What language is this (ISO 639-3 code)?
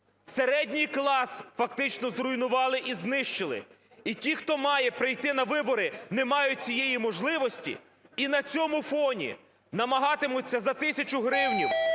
ukr